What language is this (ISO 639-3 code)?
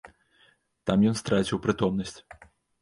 bel